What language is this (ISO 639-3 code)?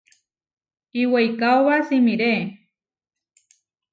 var